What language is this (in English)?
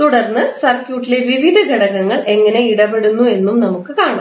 Malayalam